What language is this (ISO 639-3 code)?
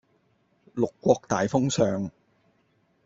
yue